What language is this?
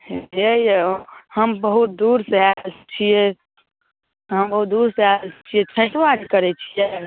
Maithili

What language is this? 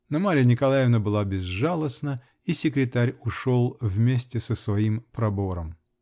Russian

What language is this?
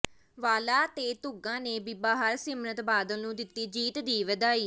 Punjabi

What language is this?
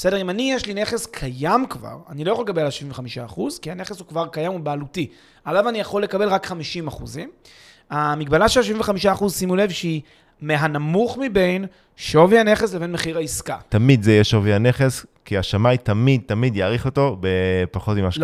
Hebrew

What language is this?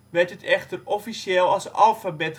Dutch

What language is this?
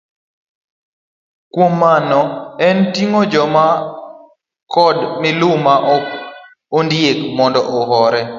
Luo (Kenya and Tanzania)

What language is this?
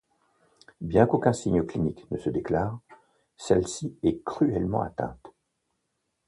French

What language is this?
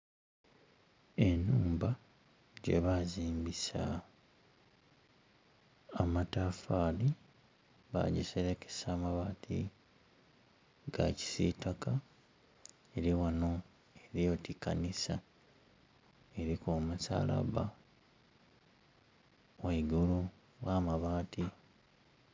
Soga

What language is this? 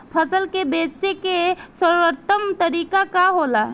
Bhojpuri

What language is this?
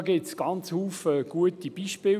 Swiss German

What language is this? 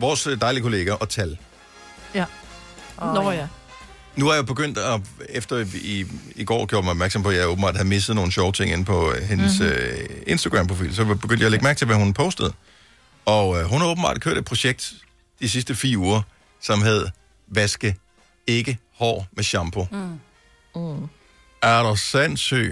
Danish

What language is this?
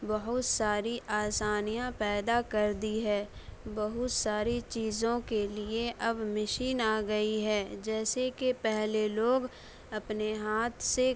Urdu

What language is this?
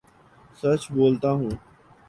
Urdu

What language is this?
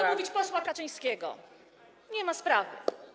Polish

